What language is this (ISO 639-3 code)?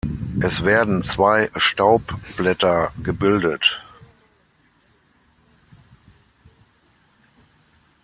deu